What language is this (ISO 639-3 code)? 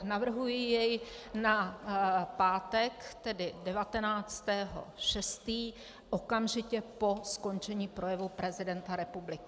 ces